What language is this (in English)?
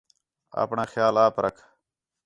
Khetrani